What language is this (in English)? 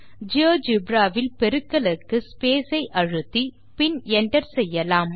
Tamil